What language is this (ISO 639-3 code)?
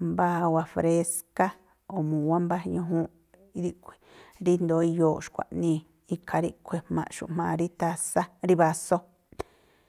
tpl